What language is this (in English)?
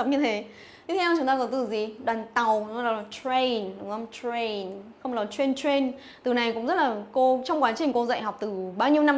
Vietnamese